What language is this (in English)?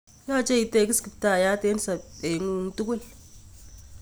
Kalenjin